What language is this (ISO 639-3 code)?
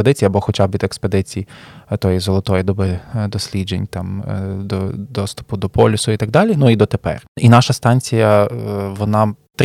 ukr